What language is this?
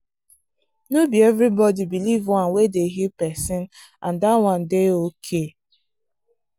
Nigerian Pidgin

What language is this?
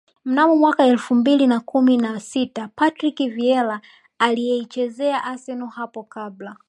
Swahili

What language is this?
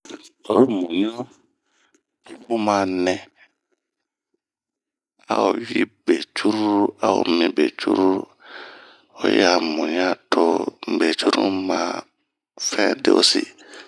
Bomu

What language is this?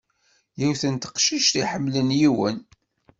Kabyle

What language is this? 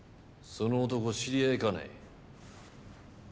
Japanese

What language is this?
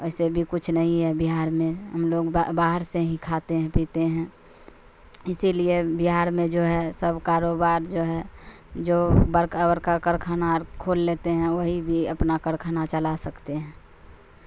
Urdu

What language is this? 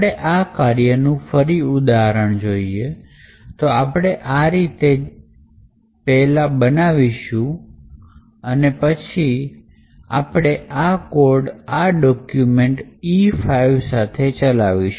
Gujarati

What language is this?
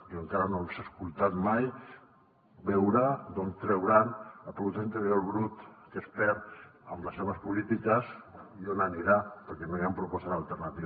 Catalan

